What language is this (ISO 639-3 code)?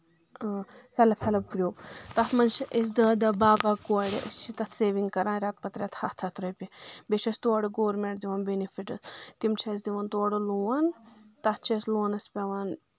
kas